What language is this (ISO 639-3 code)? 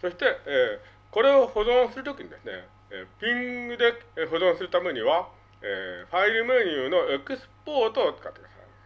jpn